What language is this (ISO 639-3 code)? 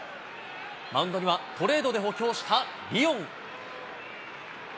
jpn